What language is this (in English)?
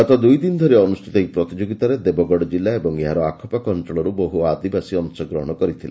Odia